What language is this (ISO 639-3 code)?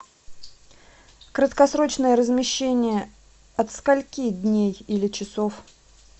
rus